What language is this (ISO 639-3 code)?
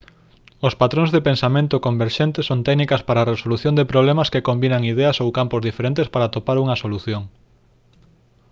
glg